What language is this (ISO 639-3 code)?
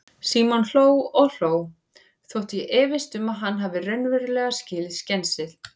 isl